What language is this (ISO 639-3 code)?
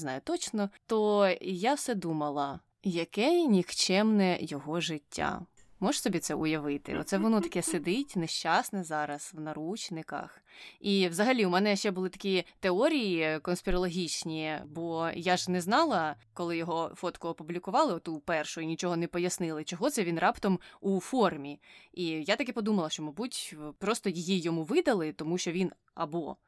ukr